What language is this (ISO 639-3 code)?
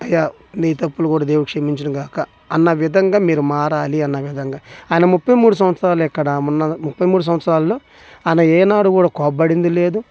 tel